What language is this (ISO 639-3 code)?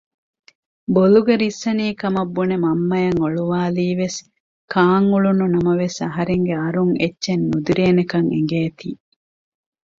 div